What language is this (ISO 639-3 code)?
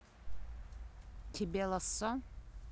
rus